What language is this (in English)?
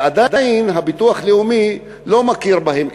Hebrew